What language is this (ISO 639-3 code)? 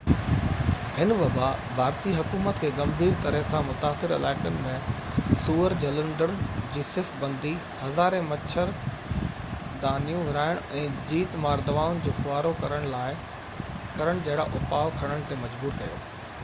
snd